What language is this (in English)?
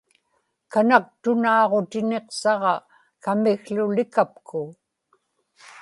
Inupiaq